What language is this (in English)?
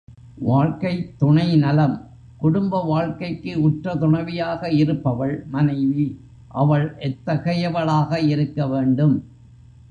Tamil